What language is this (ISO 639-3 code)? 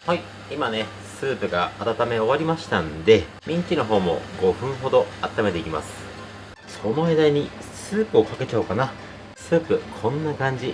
jpn